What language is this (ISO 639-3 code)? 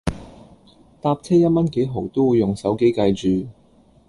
yue